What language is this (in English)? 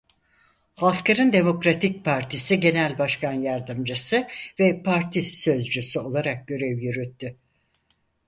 Turkish